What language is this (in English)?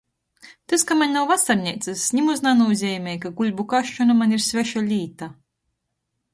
Latgalian